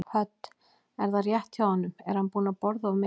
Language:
Icelandic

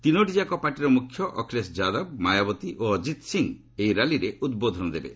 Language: Odia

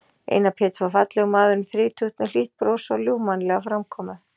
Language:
Icelandic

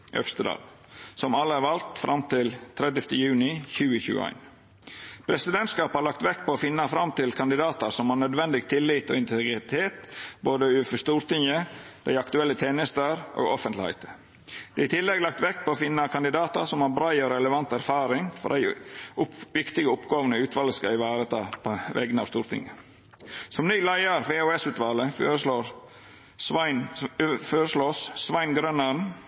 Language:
Norwegian Nynorsk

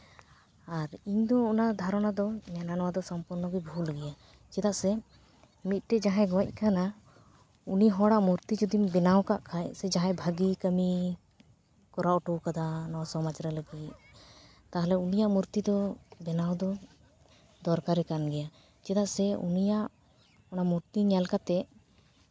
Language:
Santali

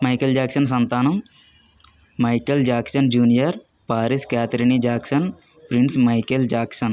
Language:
Telugu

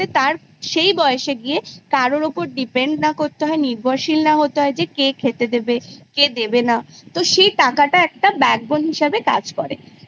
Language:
Bangla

